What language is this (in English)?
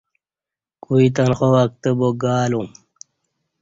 Kati